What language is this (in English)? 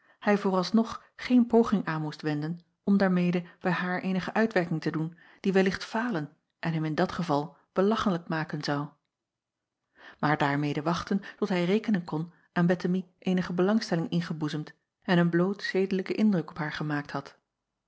Dutch